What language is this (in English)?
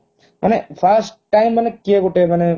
Odia